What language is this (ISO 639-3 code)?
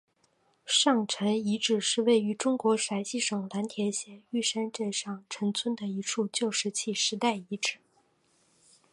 zho